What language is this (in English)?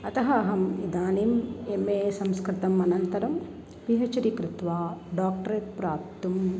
Sanskrit